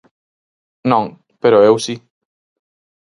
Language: Galician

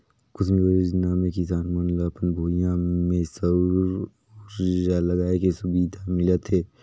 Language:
Chhattisgarhi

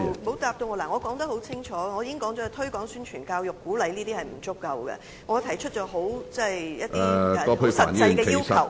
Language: Cantonese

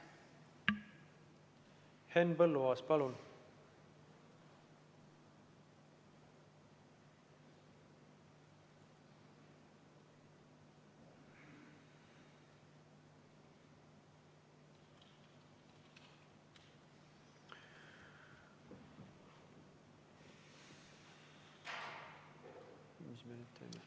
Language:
Estonian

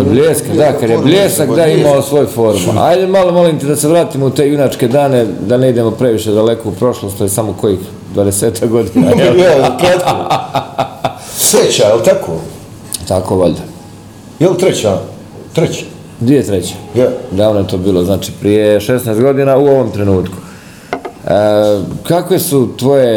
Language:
Croatian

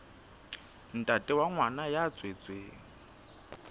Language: Southern Sotho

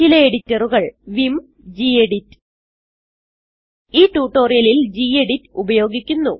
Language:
Malayalam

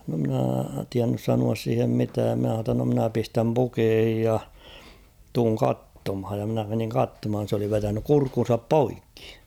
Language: Finnish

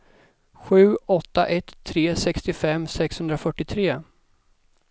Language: Swedish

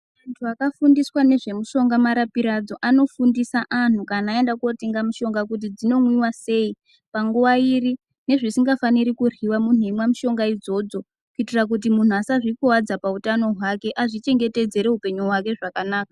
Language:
Ndau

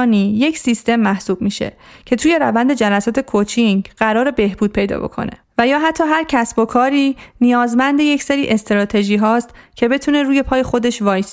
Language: Persian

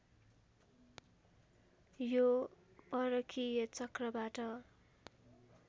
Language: Nepali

